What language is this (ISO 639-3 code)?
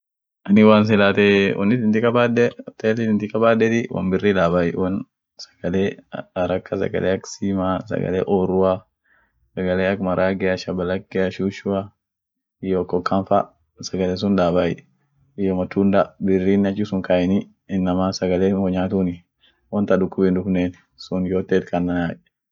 orc